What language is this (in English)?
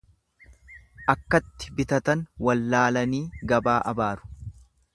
Oromo